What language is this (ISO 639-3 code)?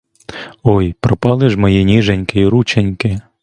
ukr